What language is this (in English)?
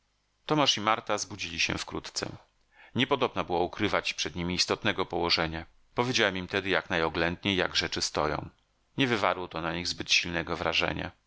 Polish